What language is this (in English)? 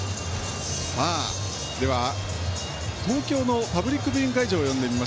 Japanese